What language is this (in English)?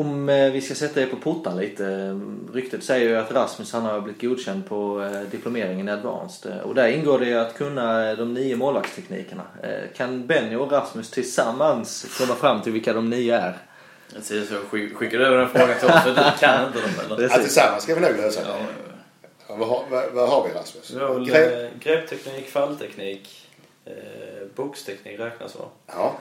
Swedish